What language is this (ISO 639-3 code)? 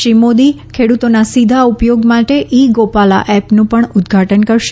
guj